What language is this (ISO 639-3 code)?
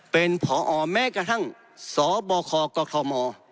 tha